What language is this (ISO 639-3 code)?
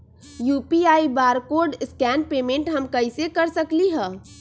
mag